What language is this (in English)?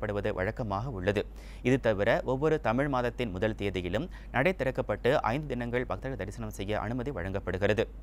Italian